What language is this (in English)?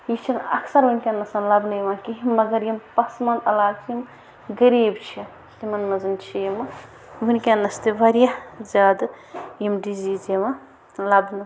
Kashmiri